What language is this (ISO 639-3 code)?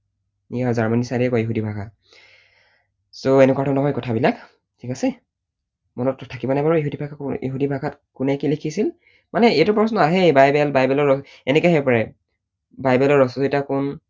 asm